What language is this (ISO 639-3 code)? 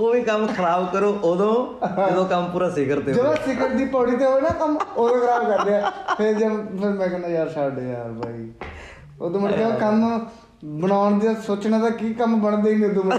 pan